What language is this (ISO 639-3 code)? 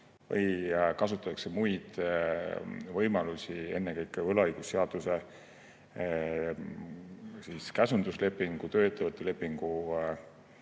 est